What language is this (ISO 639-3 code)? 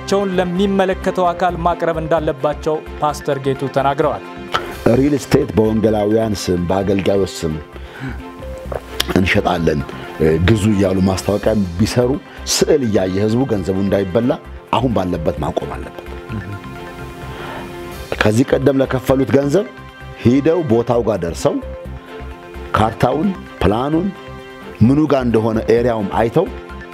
ara